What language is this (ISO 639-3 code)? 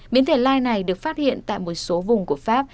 vie